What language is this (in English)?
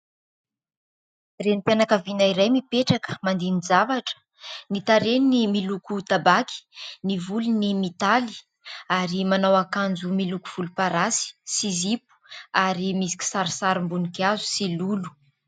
Malagasy